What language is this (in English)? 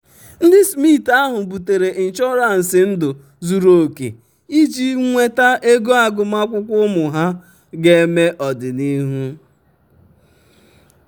Igbo